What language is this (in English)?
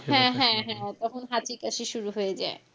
Bangla